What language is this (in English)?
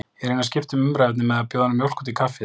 Icelandic